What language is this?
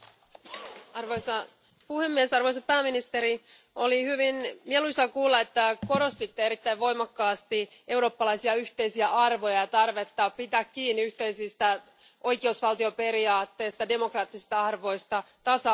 Finnish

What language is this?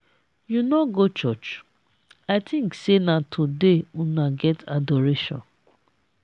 Nigerian Pidgin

